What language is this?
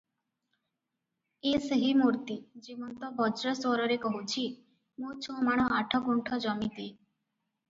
Odia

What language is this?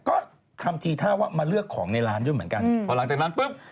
Thai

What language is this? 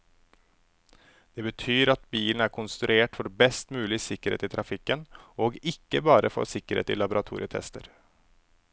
Norwegian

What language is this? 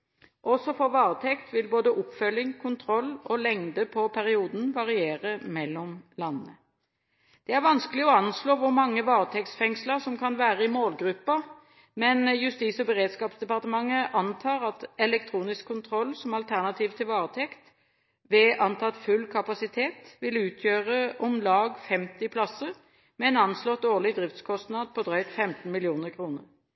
Norwegian Bokmål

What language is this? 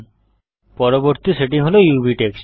Bangla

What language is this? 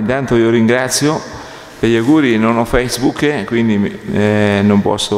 Italian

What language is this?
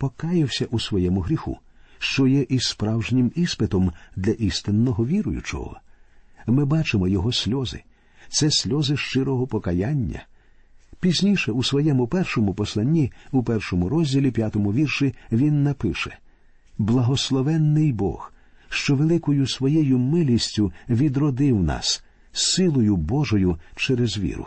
Ukrainian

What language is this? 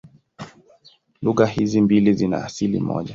Swahili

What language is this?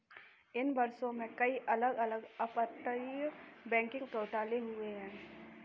Hindi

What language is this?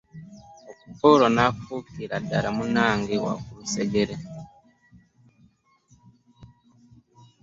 Ganda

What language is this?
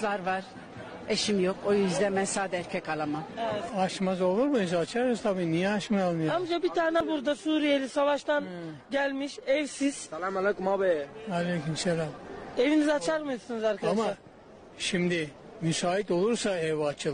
Turkish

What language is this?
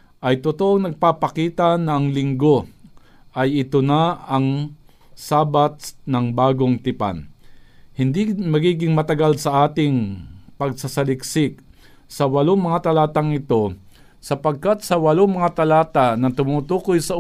Filipino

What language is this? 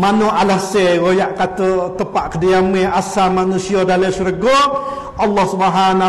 Malay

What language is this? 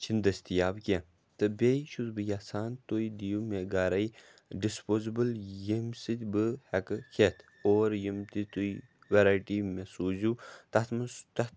Kashmiri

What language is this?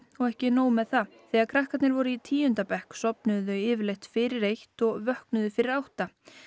Icelandic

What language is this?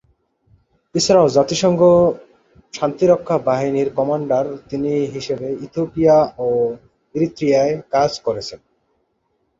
Bangla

